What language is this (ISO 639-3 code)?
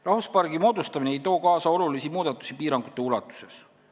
est